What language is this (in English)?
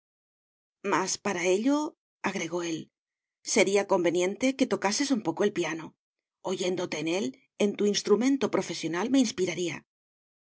Spanish